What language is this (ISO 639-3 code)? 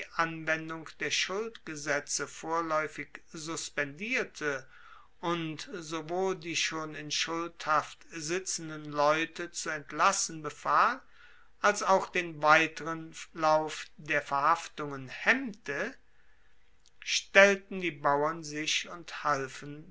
deu